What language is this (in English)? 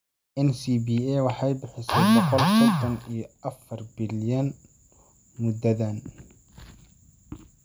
Somali